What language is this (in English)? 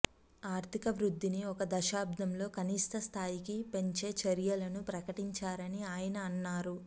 Telugu